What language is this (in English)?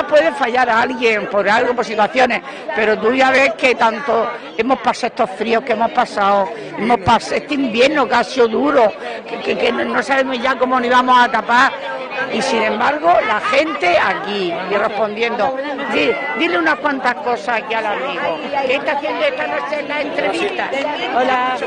Spanish